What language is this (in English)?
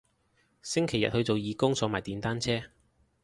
Cantonese